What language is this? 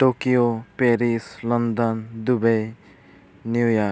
Santali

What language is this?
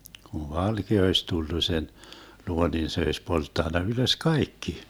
Finnish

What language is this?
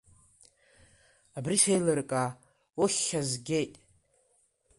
Abkhazian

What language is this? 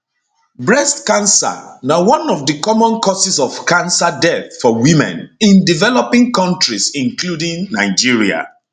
Nigerian Pidgin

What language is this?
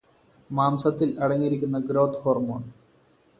Malayalam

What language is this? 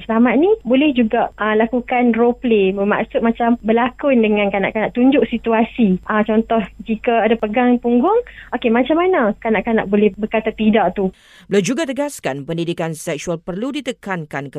Malay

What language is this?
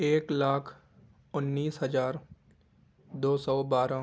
Urdu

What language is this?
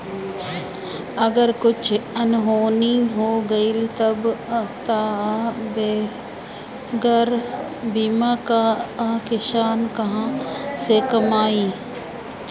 Bhojpuri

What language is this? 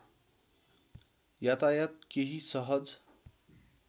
Nepali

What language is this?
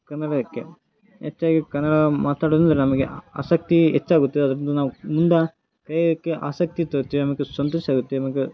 Kannada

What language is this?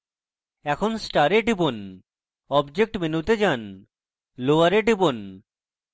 Bangla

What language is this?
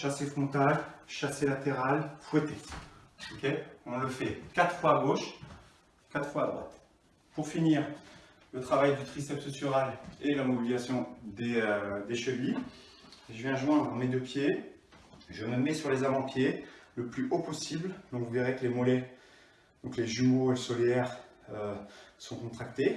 French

